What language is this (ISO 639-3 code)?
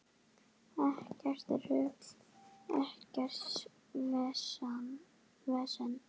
isl